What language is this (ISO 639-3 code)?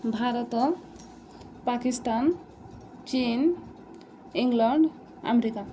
ori